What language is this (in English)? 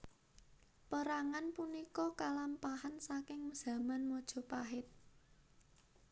Javanese